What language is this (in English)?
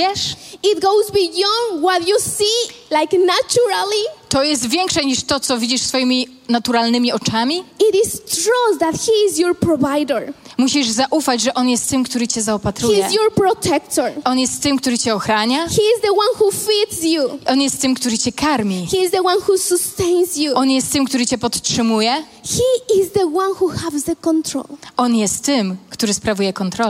Polish